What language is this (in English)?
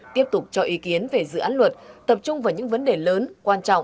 Vietnamese